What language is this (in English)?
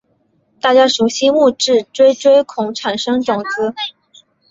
Chinese